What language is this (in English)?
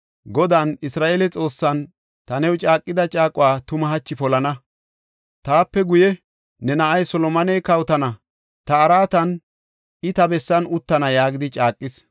Gofa